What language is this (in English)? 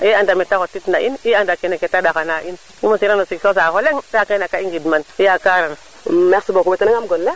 Serer